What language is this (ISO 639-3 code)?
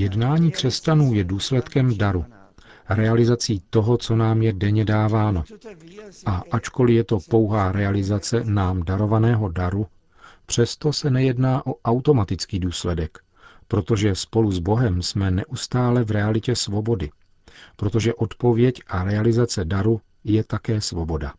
ces